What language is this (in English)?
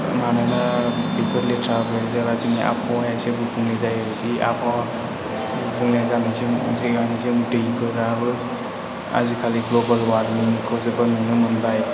Bodo